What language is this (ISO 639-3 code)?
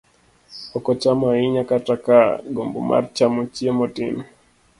luo